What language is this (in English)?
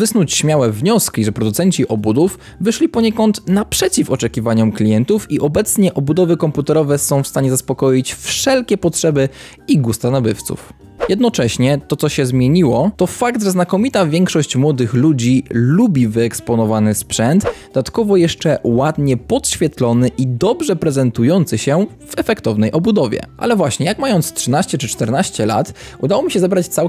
Polish